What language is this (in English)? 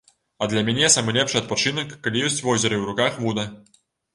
Belarusian